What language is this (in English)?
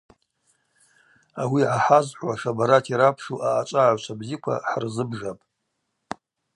Abaza